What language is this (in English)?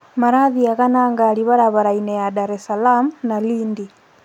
Kikuyu